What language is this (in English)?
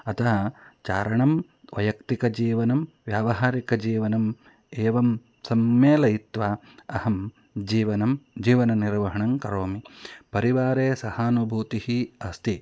Sanskrit